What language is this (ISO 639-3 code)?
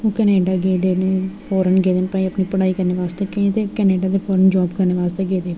doi